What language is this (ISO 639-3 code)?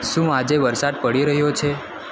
guj